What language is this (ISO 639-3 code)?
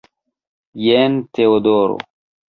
epo